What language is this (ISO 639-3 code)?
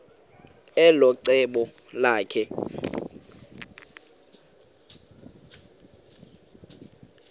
xho